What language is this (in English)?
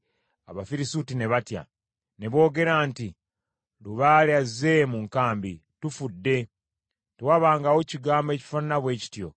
Ganda